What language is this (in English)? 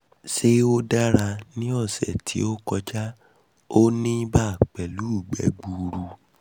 Yoruba